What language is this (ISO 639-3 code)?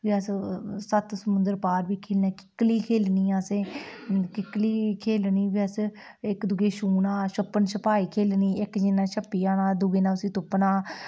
doi